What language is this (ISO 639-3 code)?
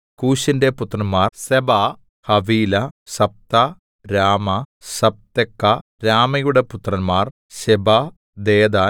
mal